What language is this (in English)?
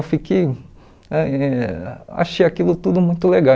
Portuguese